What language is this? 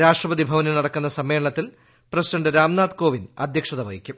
Malayalam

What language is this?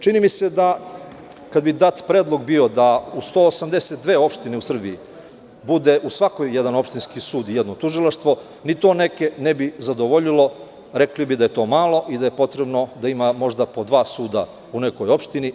Serbian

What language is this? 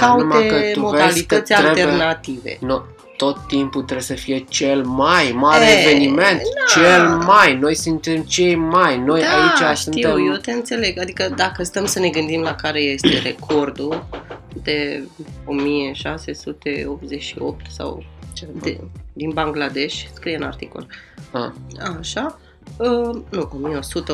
Romanian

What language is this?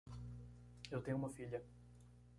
Portuguese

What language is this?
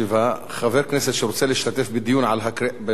Hebrew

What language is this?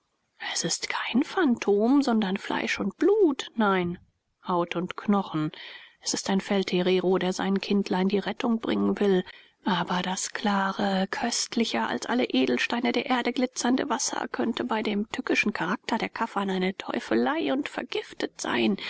German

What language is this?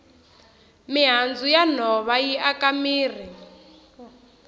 Tsonga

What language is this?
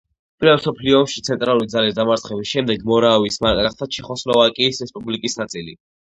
Georgian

